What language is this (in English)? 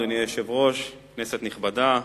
Hebrew